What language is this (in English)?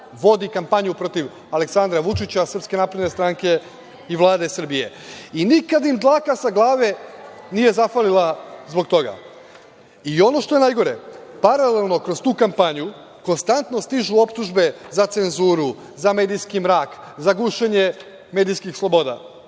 Serbian